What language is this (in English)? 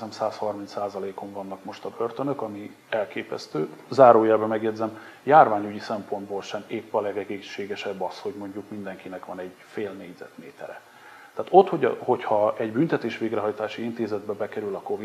Hungarian